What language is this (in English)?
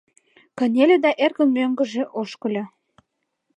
Mari